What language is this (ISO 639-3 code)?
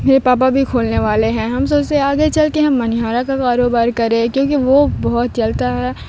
urd